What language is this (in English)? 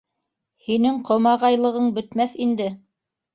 Bashkir